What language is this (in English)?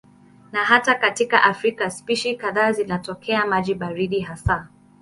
Swahili